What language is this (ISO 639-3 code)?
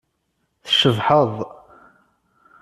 kab